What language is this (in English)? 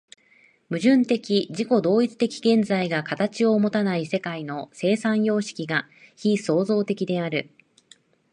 Japanese